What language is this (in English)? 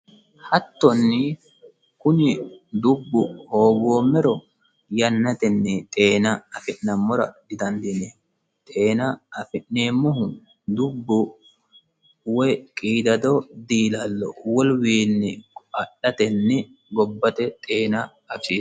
Sidamo